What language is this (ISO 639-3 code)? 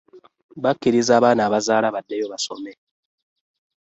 lug